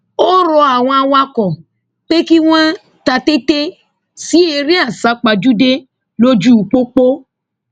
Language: Yoruba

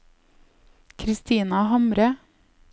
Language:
Norwegian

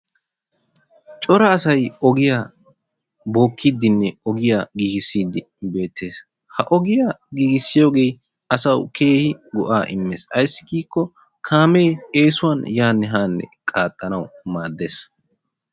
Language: Wolaytta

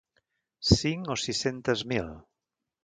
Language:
Catalan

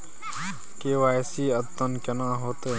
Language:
Maithili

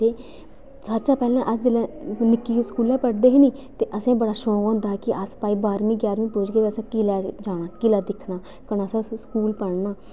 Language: Dogri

